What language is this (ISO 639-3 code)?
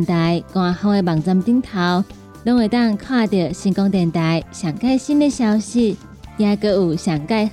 zho